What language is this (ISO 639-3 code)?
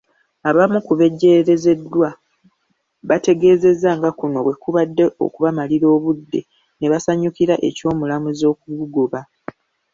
lug